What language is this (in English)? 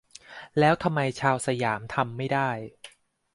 Thai